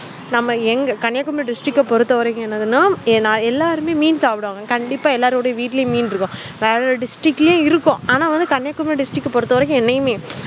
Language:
Tamil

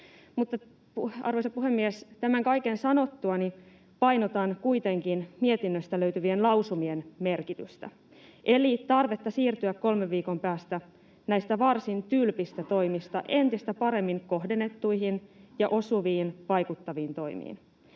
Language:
Finnish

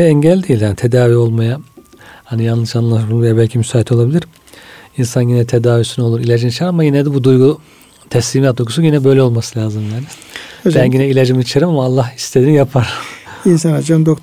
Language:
Turkish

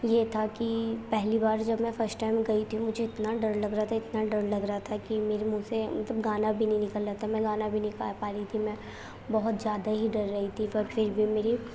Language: Urdu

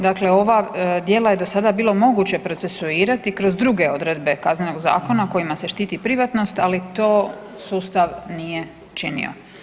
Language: Croatian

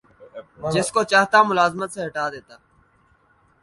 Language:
Urdu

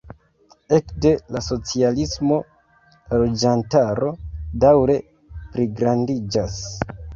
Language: Esperanto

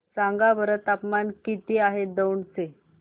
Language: Marathi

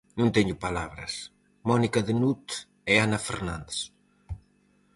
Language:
Galician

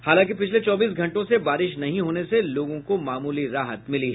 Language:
Hindi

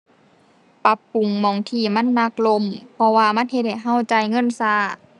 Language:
Thai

